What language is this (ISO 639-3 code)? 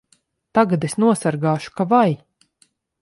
lav